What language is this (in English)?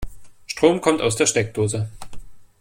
German